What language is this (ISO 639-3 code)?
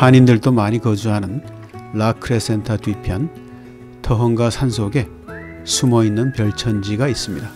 kor